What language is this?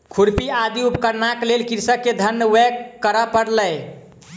Maithili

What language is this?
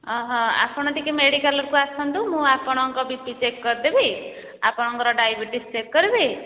Odia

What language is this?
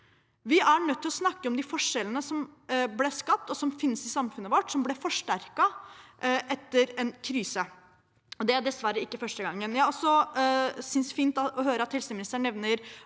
Norwegian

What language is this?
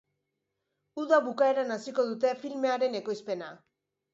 Basque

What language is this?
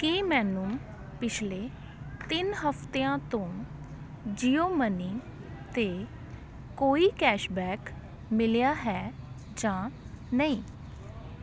Punjabi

